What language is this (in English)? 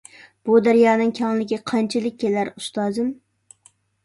Uyghur